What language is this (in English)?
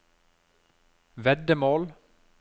Norwegian